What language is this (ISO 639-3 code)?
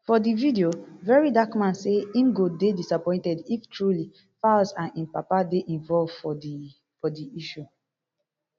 pcm